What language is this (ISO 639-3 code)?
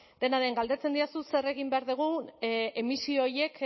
eus